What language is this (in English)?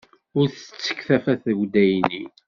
Kabyle